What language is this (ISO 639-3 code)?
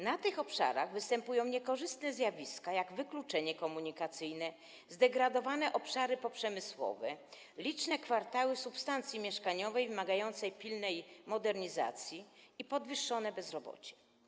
pol